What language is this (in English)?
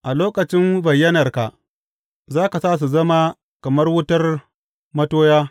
Hausa